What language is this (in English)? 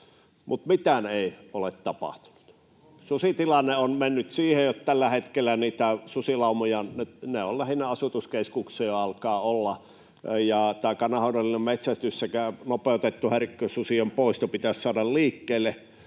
Finnish